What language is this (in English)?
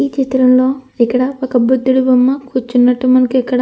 Telugu